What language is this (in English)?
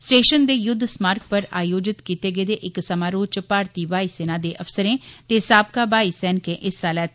Dogri